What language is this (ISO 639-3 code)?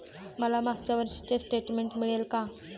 mar